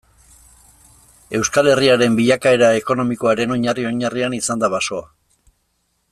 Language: Basque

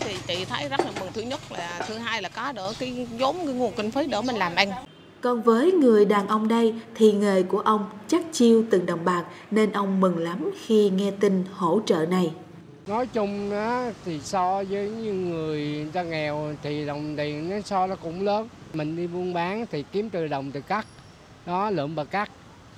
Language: Vietnamese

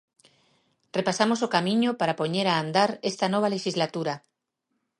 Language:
Galician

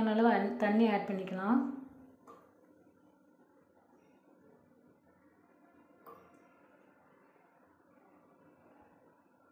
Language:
Hindi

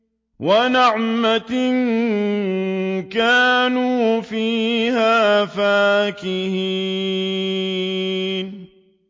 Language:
Arabic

